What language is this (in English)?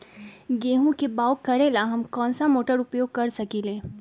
Magahi